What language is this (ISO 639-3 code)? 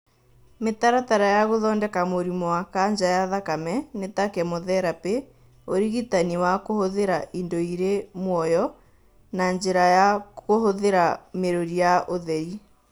kik